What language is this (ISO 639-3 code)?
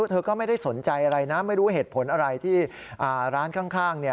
tha